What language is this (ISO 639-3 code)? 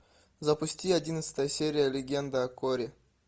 rus